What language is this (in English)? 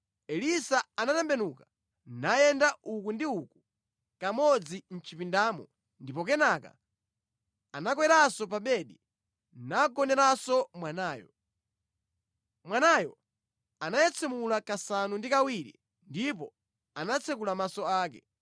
Nyanja